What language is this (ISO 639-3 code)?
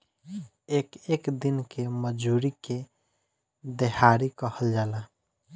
bho